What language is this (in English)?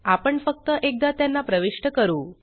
Marathi